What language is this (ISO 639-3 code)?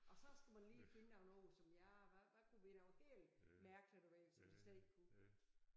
dan